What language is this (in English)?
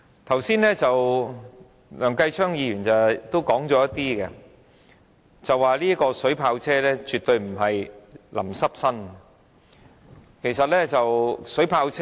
Cantonese